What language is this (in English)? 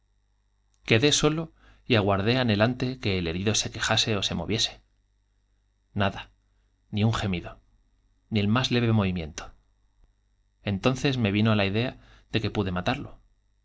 Spanish